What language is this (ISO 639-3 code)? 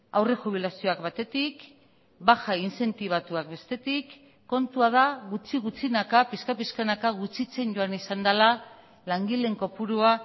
eus